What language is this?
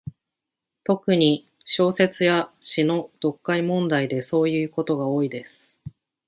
Japanese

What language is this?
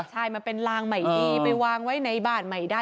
Thai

